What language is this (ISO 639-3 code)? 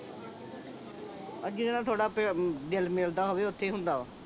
pan